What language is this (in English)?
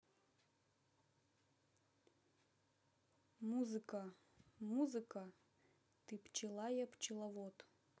Russian